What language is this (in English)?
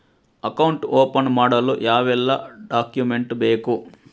Kannada